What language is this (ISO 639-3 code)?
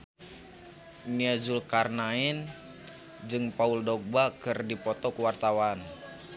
sun